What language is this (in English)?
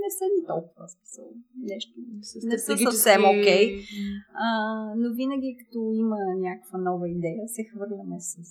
Bulgarian